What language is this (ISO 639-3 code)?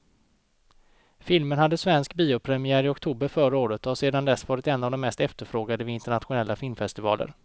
swe